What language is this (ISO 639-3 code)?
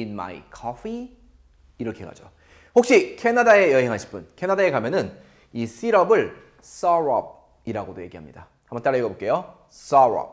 kor